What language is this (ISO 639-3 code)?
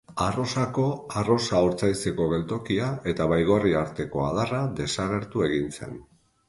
eus